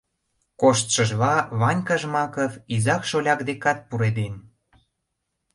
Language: Mari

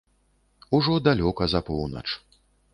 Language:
Belarusian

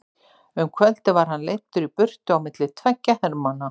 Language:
Icelandic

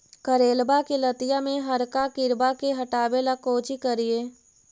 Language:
Magahi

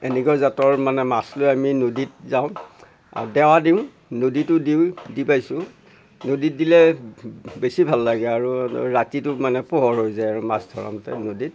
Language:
Assamese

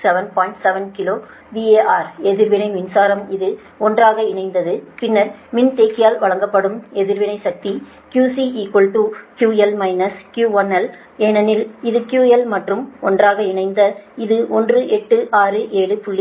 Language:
Tamil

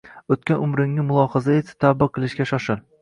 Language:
Uzbek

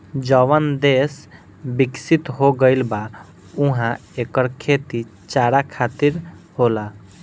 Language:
Bhojpuri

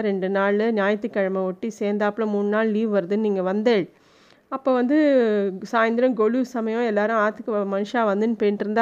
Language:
Tamil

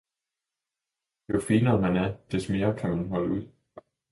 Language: Danish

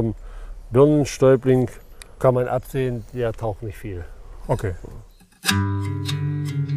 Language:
German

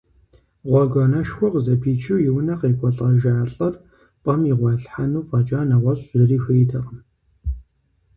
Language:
Kabardian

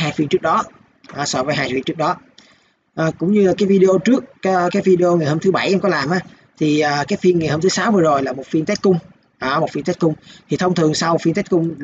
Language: Vietnamese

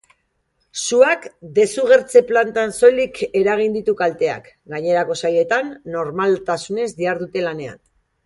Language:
Basque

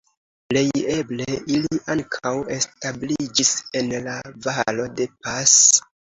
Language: Esperanto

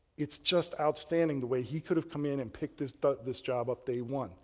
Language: English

